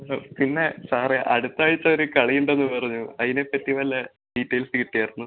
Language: Malayalam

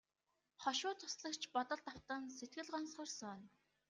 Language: Mongolian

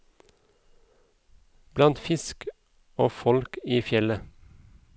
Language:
Norwegian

